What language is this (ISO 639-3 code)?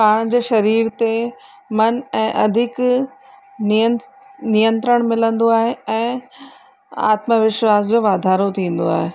snd